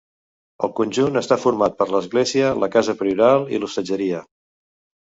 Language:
Catalan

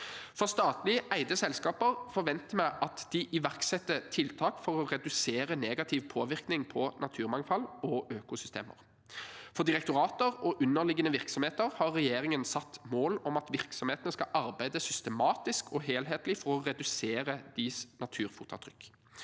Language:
Norwegian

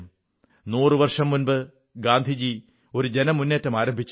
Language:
Malayalam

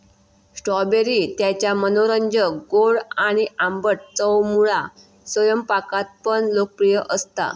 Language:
Marathi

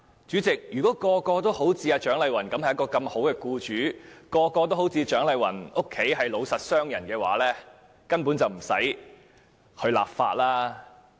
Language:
Cantonese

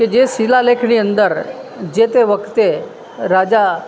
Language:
Gujarati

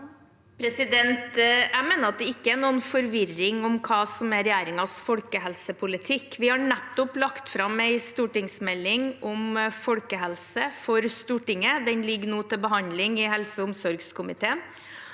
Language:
Norwegian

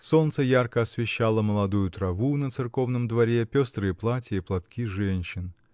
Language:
Russian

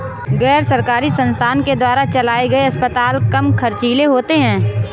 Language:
Hindi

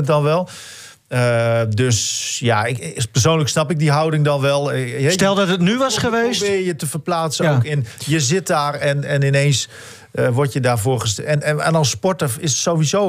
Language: Dutch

